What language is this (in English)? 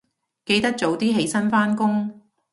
Cantonese